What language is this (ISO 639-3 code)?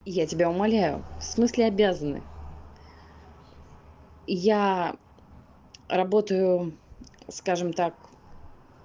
rus